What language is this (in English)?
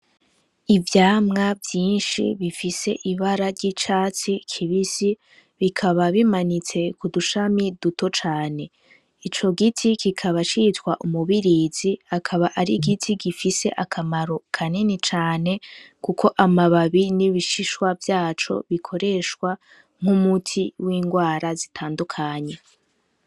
Rundi